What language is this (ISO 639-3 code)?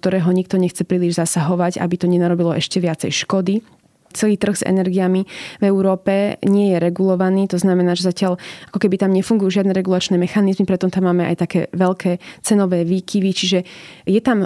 slk